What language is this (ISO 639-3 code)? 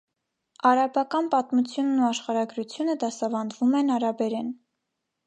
hye